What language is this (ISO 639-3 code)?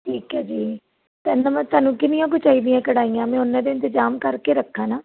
pan